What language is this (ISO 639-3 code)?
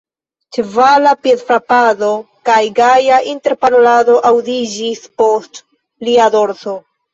epo